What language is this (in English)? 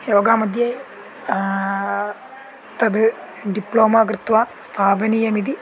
Sanskrit